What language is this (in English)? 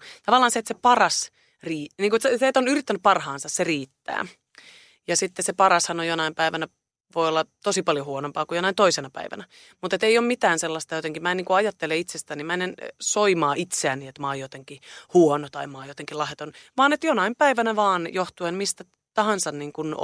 Finnish